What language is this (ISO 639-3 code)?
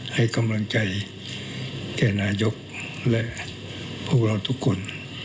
tha